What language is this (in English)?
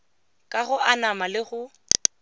Tswana